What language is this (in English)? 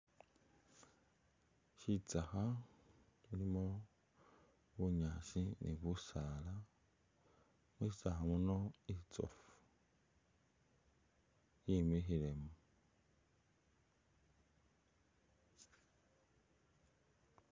Masaaba